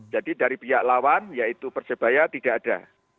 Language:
Indonesian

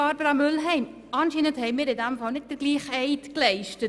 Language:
Swiss German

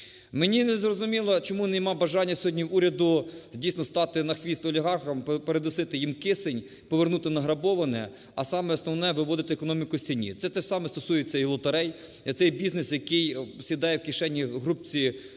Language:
Ukrainian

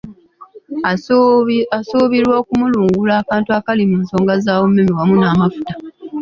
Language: Ganda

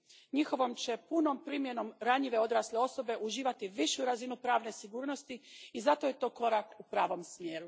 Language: Croatian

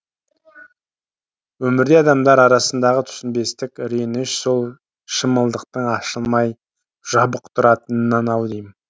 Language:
Kazakh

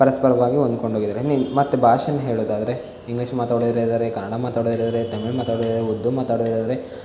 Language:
Kannada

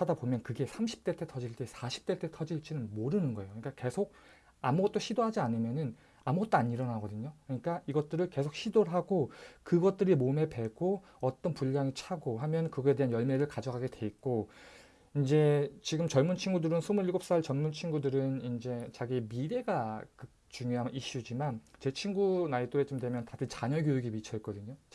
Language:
Korean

